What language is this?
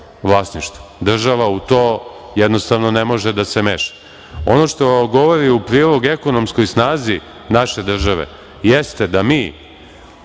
Serbian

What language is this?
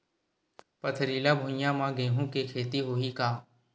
Chhattisgarhi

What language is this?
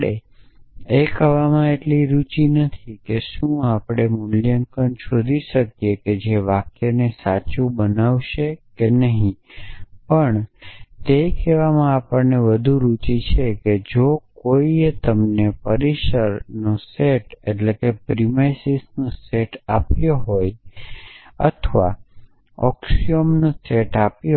Gujarati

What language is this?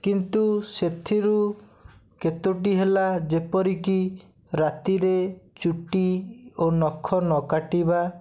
Odia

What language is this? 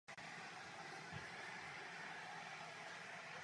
Czech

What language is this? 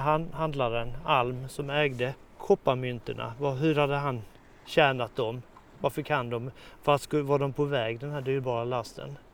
Swedish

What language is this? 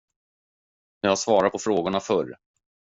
Swedish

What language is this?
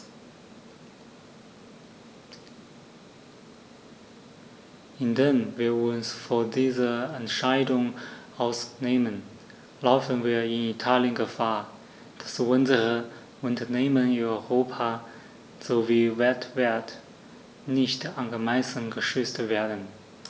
German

